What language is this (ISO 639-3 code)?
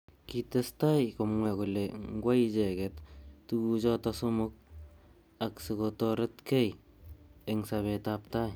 kln